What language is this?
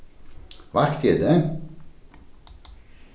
Faroese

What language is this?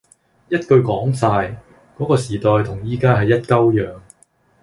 Cantonese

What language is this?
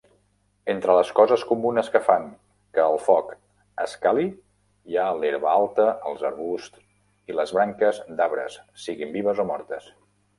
Catalan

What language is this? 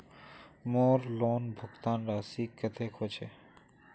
Magahi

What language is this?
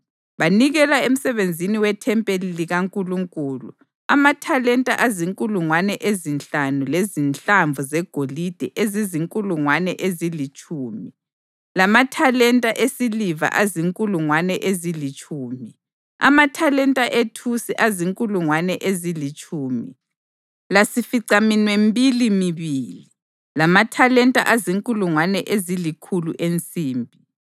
North Ndebele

